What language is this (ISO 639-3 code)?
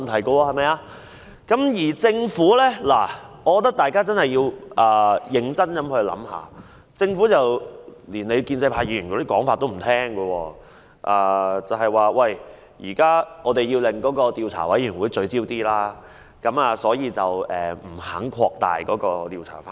yue